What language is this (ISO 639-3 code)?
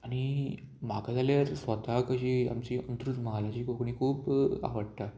kok